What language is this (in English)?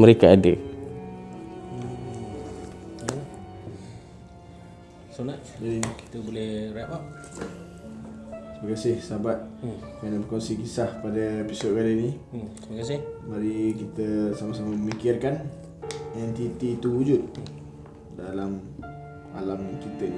Malay